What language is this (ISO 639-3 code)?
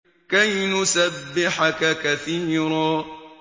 ara